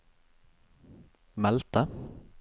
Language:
Norwegian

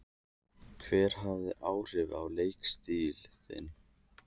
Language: Icelandic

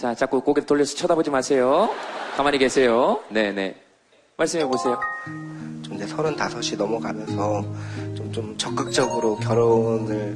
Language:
Korean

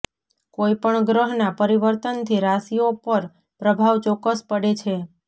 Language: Gujarati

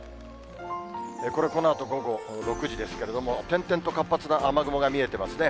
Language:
Japanese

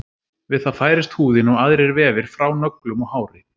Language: Icelandic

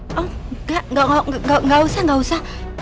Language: Indonesian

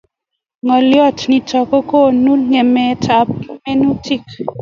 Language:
Kalenjin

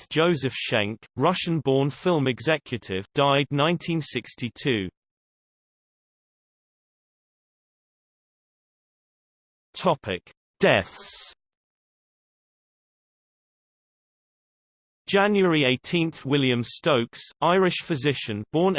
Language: English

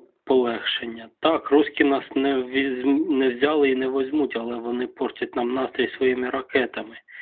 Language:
Ukrainian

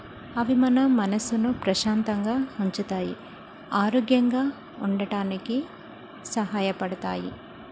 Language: Telugu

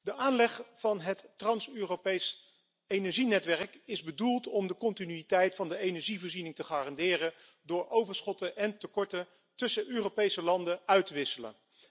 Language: Dutch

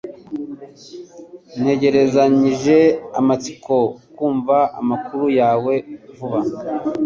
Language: Kinyarwanda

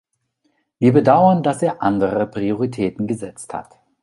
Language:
German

